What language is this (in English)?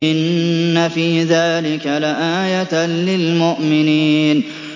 Arabic